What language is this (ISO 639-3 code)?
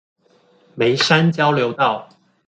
zho